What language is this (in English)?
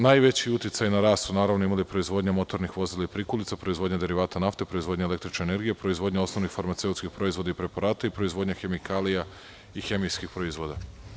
Serbian